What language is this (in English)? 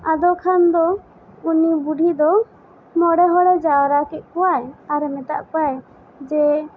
Santali